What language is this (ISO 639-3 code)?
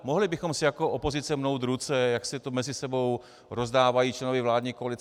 ces